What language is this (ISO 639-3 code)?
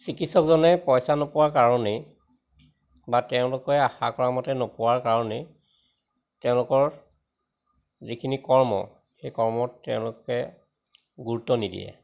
asm